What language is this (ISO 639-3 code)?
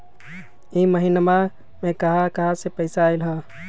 mag